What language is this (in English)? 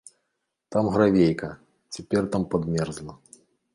Belarusian